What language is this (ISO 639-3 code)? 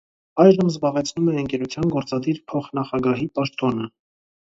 hye